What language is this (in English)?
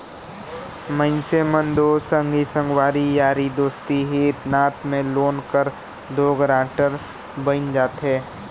Chhattisgarhi